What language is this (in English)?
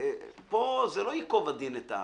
Hebrew